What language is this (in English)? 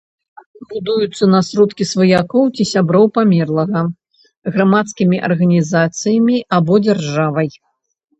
Belarusian